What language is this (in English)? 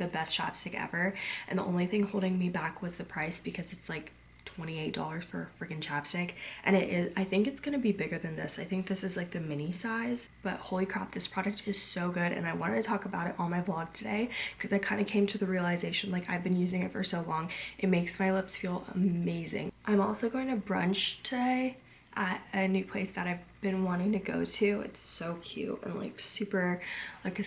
English